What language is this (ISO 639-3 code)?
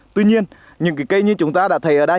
vie